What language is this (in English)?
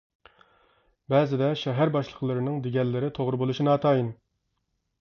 Uyghur